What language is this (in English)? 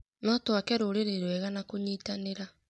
Kikuyu